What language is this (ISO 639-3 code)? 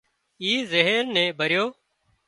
kxp